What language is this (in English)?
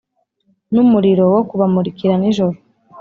Kinyarwanda